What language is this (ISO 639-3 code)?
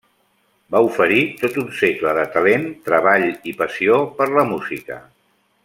cat